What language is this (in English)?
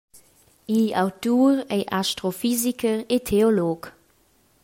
Romansh